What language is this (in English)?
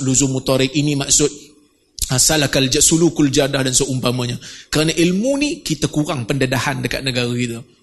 Malay